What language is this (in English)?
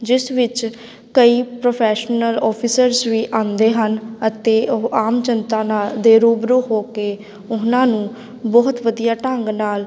Punjabi